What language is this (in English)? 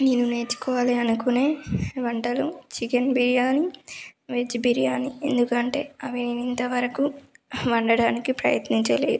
Telugu